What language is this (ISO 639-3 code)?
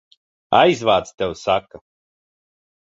lav